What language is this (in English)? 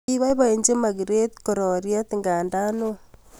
Kalenjin